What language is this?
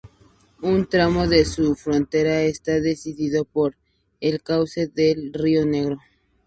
Spanish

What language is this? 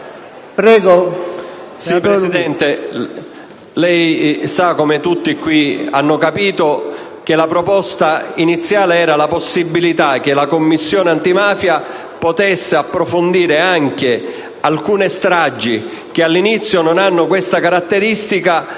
Italian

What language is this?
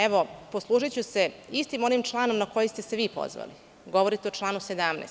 Serbian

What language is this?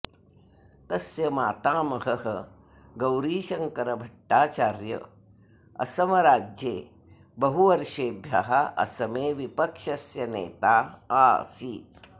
Sanskrit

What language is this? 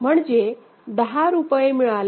Marathi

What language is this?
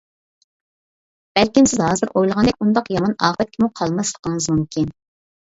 Uyghur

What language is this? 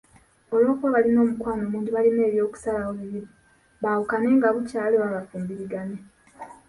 Ganda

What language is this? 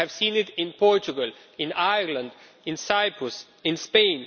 English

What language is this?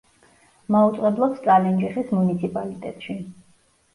Georgian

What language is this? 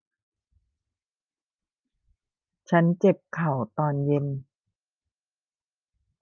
Thai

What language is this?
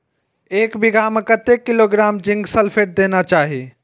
Maithili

